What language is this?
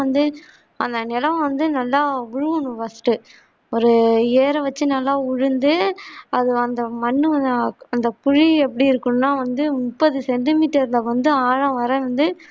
Tamil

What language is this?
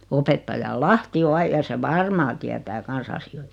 Finnish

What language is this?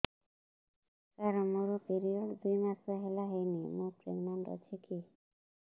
Odia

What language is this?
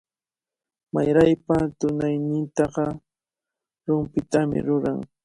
Cajatambo North Lima Quechua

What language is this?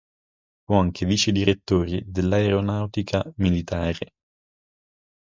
Italian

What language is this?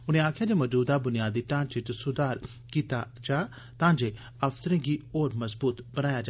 Dogri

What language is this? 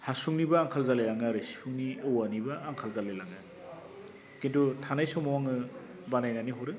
Bodo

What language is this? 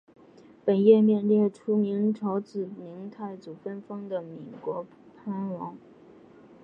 Chinese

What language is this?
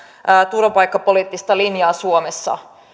Finnish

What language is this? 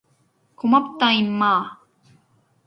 Korean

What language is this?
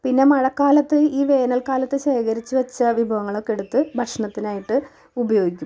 Malayalam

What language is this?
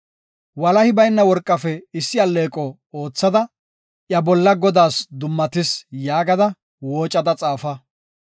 Gofa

